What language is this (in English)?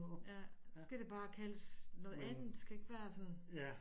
Danish